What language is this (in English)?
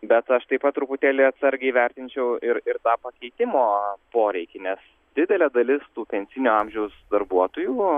Lithuanian